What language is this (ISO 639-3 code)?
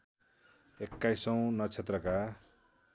nep